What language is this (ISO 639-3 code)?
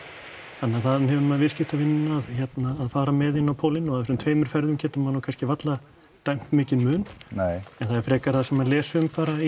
isl